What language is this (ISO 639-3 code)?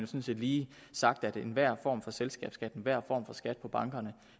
dan